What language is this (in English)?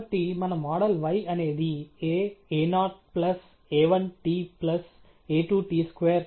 Telugu